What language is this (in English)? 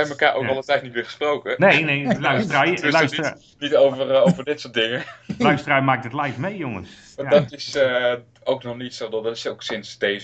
Dutch